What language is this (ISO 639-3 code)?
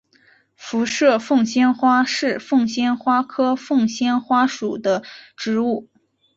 zho